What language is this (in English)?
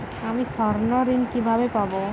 Bangla